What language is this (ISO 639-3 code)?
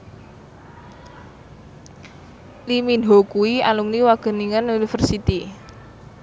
jav